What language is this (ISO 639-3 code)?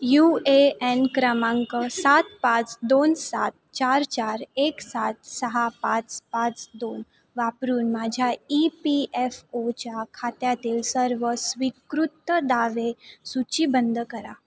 mar